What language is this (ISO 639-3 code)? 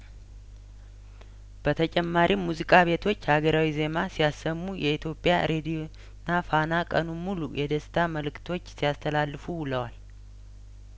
amh